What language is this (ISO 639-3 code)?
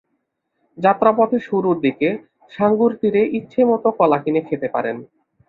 ben